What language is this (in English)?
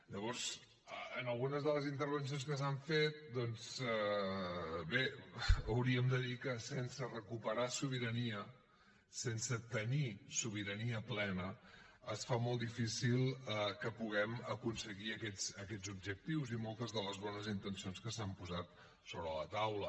Catalan